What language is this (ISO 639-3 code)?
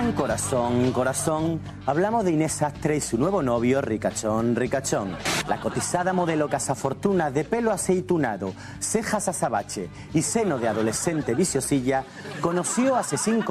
spa